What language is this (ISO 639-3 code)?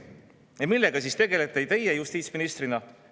est